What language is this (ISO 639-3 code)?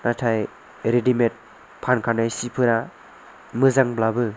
brx